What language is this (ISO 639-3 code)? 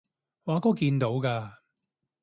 yue